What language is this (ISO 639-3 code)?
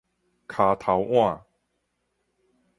nan